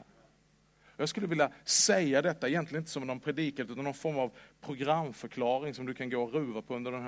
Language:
Swedish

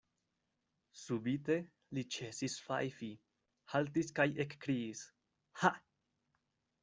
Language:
Esperanto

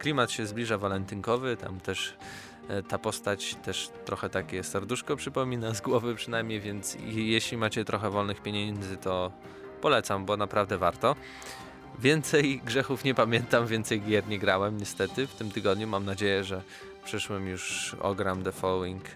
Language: Polish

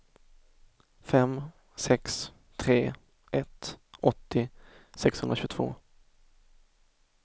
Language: Swedish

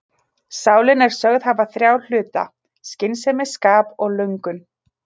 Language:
Icelandic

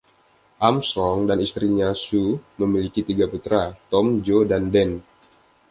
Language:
Indonesian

